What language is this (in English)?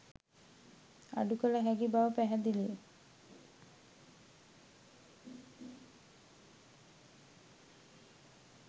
Sinhala